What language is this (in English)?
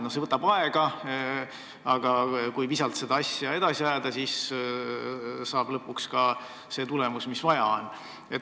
Estonian